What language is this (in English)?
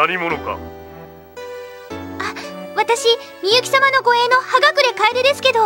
Japanese